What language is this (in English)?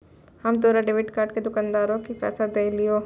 Maithili